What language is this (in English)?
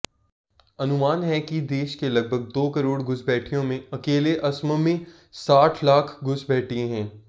Hindi